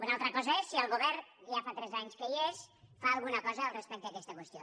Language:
Catalan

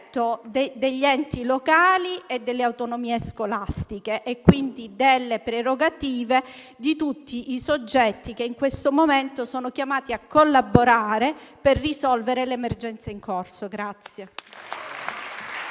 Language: Italian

